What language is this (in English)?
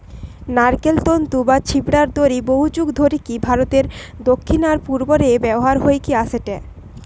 Bangla